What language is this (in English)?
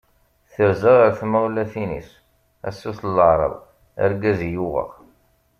Kabyle